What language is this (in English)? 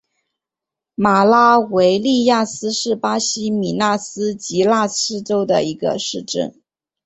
Chinese